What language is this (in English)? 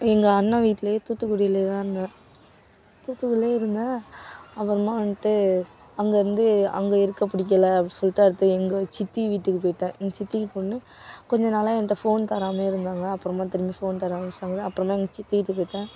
Tamil